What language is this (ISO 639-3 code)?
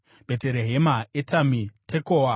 sna